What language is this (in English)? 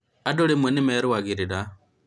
Kikuyu